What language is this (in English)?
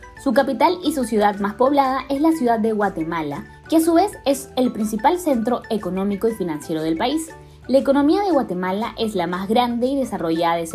Spanish